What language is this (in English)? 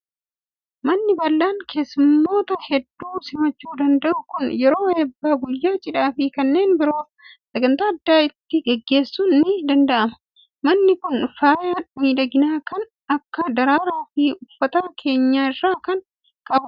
Oromo